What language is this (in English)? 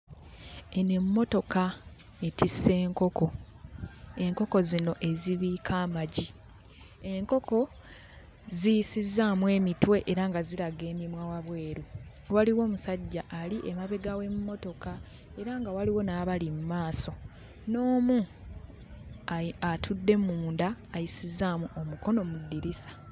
Ganda